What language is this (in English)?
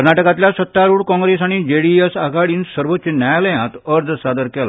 Konkani